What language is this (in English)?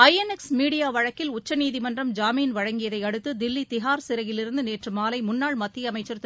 Tamil